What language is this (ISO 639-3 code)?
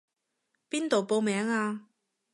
yue